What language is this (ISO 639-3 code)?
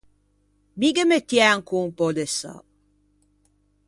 lij